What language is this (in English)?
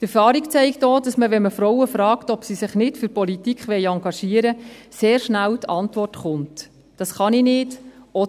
Swiss German